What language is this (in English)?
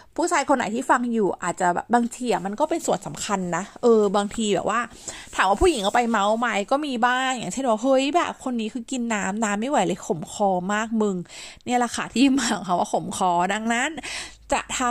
Thai